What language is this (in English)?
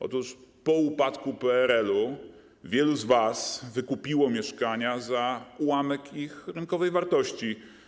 Polish